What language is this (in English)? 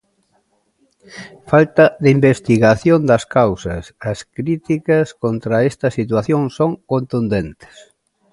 Galician